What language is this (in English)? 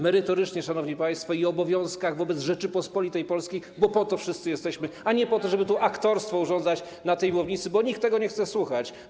Polish